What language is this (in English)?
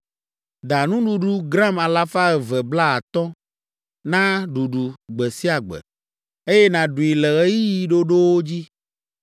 Ewe